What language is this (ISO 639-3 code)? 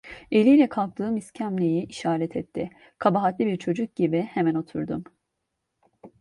tur